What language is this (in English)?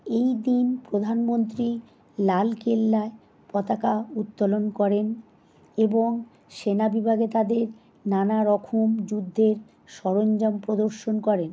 Bangla